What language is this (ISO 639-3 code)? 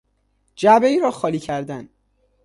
fas